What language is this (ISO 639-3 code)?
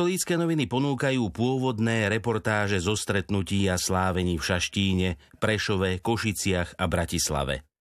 slk